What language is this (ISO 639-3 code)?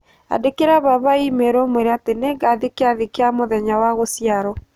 kik